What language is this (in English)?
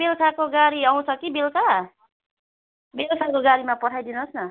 Nepali